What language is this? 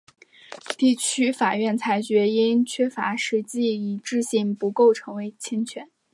Chinese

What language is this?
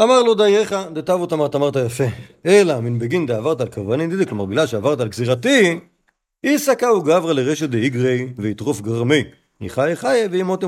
Hebrew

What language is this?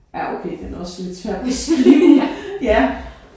Danish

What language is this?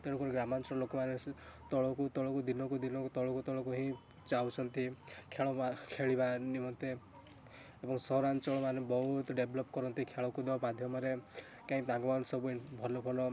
Odia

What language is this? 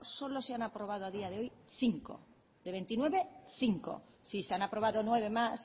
Spanish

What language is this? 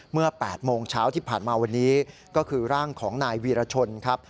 Thai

